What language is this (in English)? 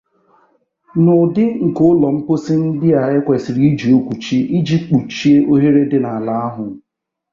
Igbo